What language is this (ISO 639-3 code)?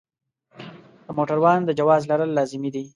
pus